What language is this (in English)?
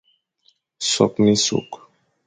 Fang